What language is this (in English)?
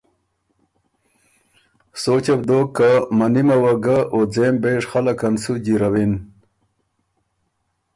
Ormuri